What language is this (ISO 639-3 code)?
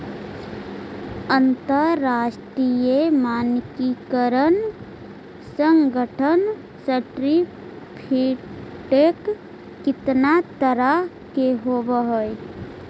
mag